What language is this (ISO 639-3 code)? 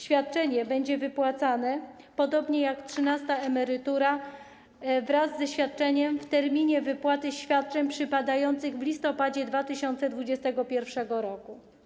pol